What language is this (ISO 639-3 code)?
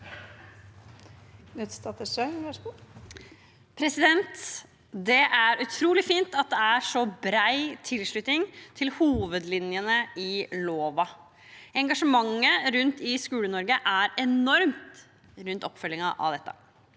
nor